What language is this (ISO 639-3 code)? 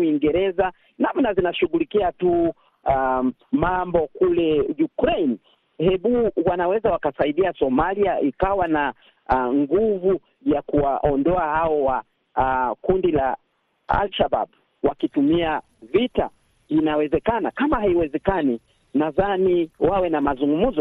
swa